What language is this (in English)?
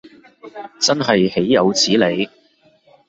Cantonese